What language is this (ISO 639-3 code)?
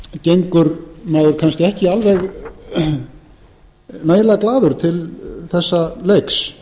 isl